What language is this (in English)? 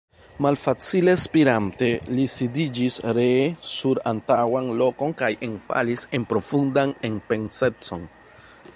Esperanto